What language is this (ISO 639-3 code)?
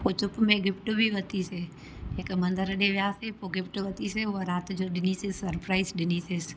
snd